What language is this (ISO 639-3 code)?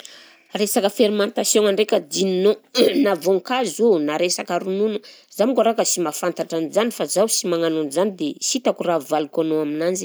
bzc